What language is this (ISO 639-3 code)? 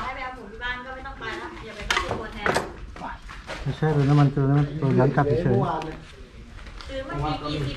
tha